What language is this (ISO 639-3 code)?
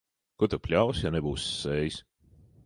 lav